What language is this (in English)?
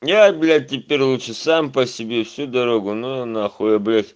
Russian